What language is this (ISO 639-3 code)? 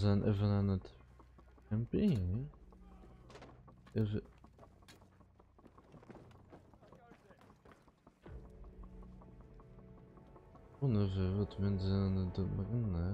nld